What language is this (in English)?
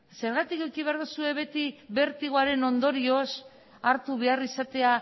Basque